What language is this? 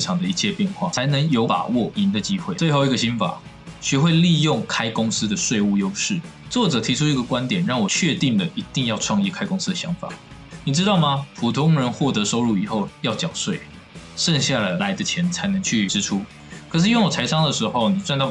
Chinese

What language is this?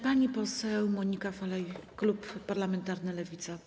Polish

